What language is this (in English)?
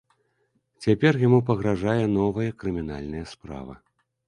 Belarusian